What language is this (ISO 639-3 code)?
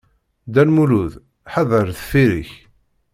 kab